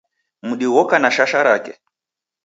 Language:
Taita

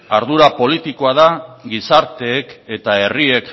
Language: Basque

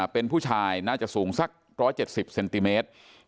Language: Thai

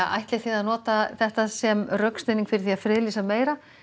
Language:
Icelandic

